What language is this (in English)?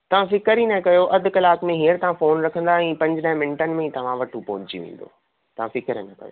Sindhi